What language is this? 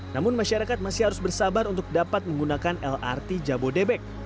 Indonesian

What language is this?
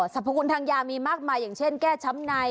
Thai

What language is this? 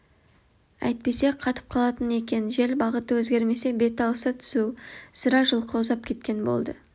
Kazakh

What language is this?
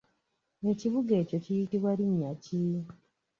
Ganda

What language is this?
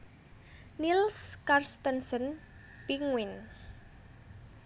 Javanese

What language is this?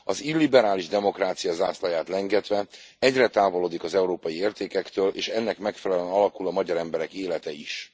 Hungarian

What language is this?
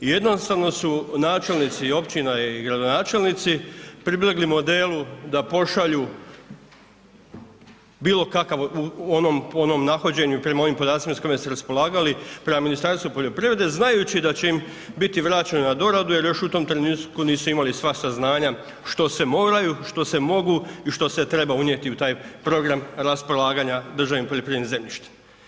Croatian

